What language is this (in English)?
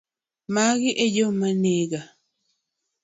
Luo (Kenya and Tanzania)